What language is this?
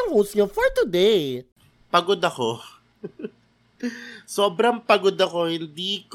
Filipino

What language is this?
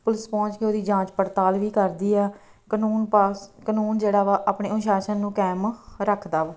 Punjabi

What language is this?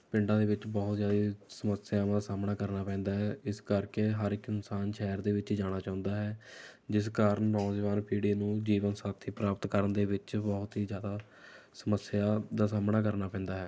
Punjabi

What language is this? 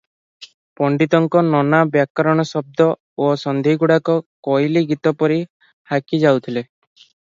Odia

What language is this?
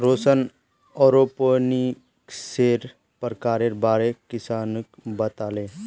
Magahi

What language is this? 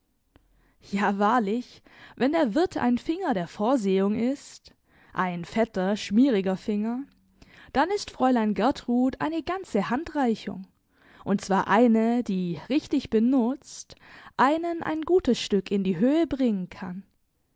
German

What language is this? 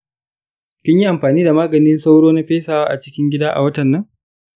Hausa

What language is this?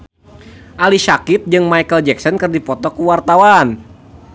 Sundanese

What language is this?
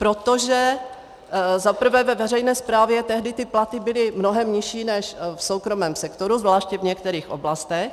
Czech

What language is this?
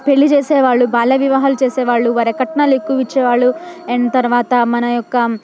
Telugu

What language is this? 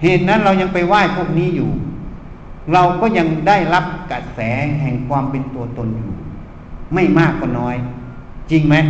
Thai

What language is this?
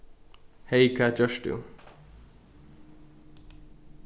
Faroese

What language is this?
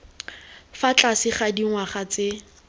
Tswana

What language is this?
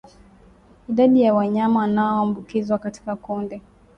Swahili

